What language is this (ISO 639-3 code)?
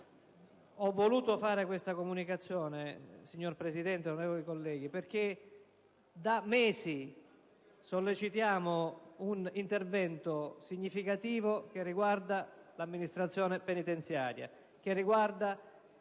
ita